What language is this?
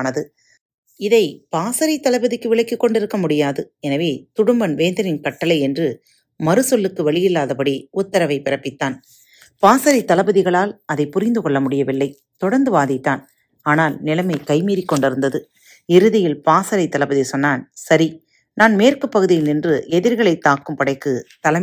Tamil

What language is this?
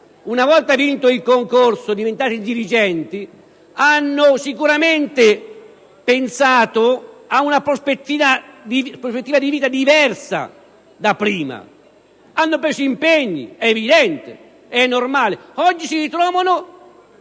Italian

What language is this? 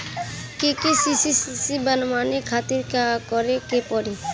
Bhojpuri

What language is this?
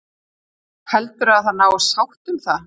Icelandic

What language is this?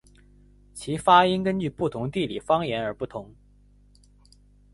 Chinese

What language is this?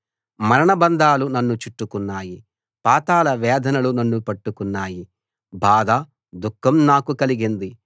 Telugu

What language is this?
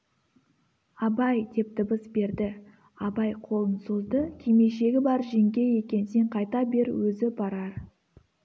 Kazakh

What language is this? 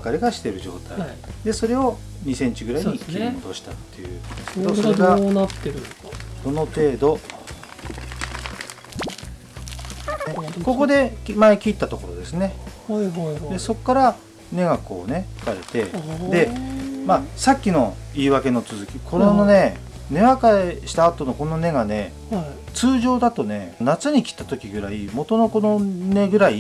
Japanese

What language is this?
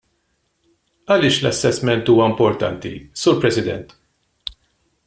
Maltese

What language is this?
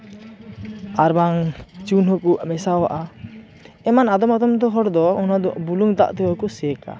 Santali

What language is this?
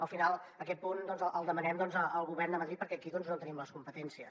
Catalan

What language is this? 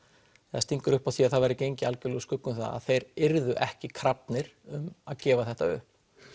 Icelandic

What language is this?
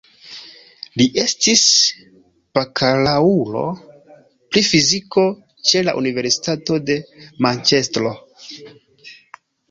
Esperanto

